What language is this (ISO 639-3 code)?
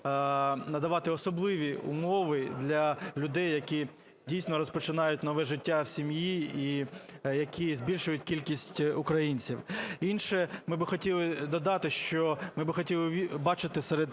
ukr